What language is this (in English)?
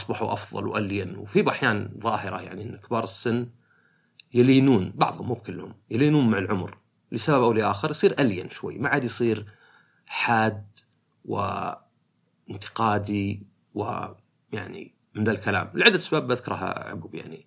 Arabic